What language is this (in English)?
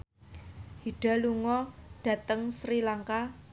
Javanese